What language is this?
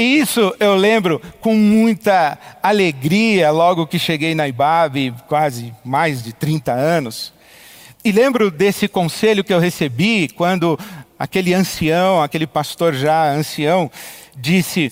Portuguese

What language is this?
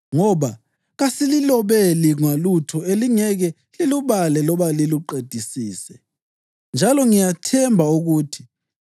North Ndebele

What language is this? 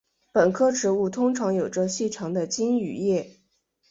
Chinese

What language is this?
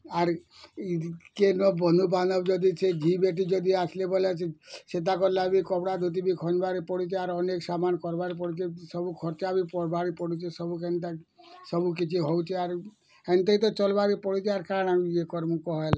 Odia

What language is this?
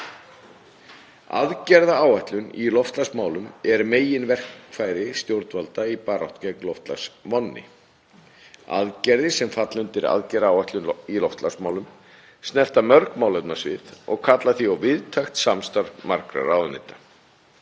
Icelandic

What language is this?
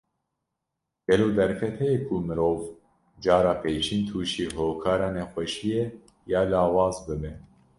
Kurdish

